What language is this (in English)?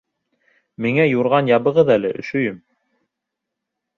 Bashkir